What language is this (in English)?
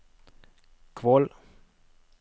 Norwegian